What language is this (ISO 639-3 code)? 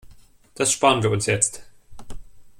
deu